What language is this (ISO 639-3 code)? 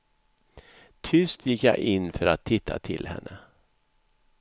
swe